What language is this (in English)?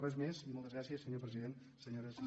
Catalan